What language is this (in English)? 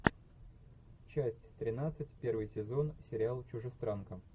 Russian